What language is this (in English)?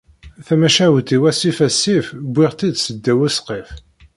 Kabyle